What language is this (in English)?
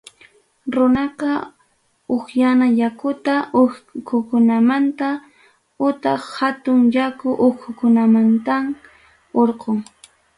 Ayacucho Quechua